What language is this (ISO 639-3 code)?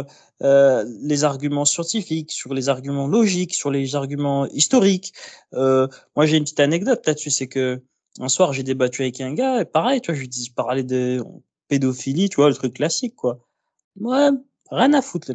fra